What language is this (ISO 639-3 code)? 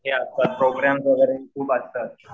mar